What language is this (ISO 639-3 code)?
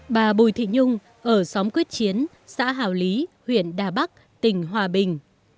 vie